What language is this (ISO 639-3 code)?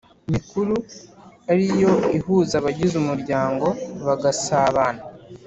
kin